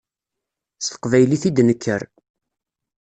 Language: Kabyle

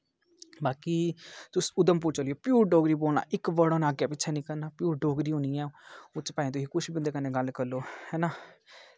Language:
Dogri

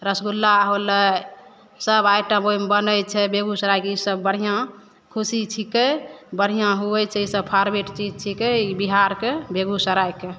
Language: Maithili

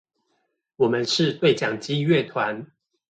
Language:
Chinese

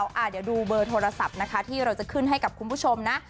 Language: Thai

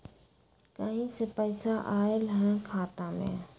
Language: Magahi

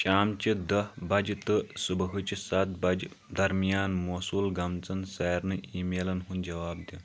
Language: Kashmiri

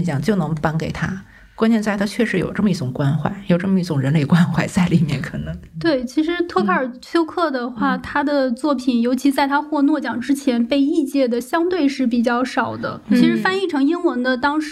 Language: Chinese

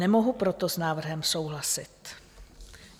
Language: Czech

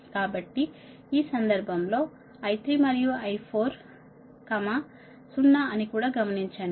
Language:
Telugu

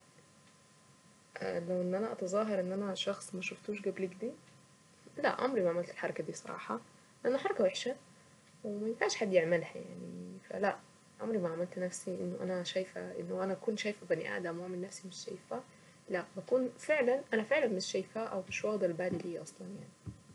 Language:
Saidi Arabic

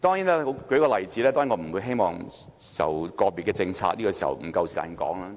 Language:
Cantonese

